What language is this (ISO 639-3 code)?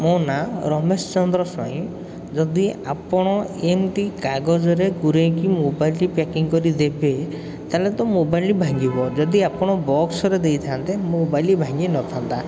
ori